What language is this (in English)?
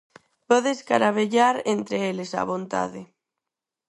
Galician